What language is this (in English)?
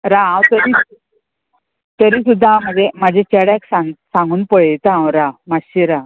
Konkani